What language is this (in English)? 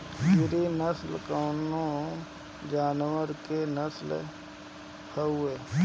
Bhojpuri